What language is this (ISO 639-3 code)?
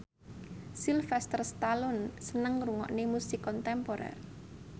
jav